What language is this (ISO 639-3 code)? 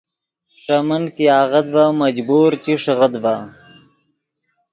ydg